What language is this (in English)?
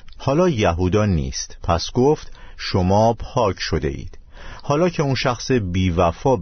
Persian